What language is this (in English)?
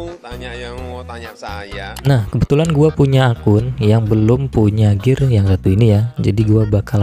Indonesian